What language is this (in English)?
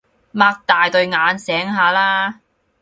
Cantonese